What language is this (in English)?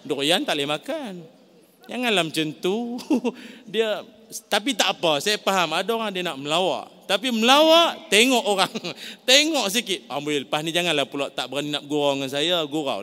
Malay